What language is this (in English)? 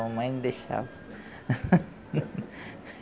Portuguese